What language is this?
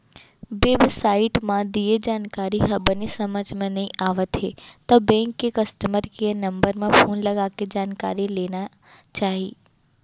Chhattisgarhi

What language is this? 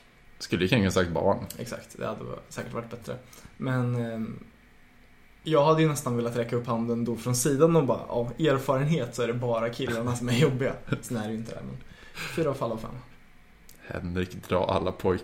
Swedish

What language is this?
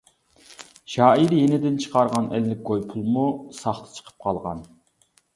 Uyghur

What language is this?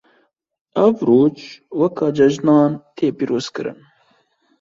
Kurdish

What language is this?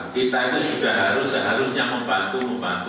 Indonesian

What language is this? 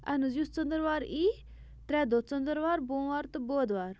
Kashmiri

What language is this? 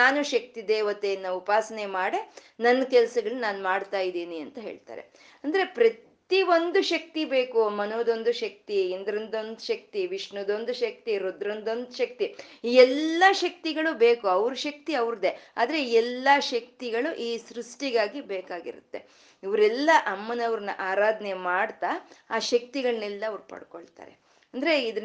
Kannada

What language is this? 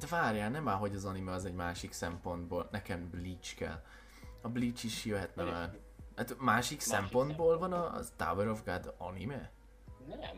Hungarian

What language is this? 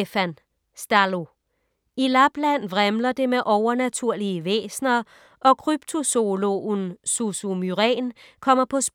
Danish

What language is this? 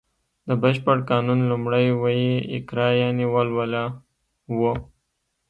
Pashto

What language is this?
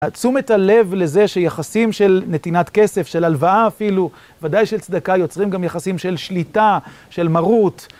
Hebrew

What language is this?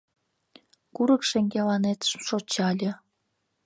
Mari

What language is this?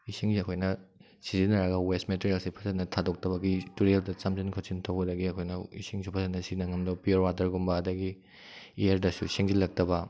Manipuri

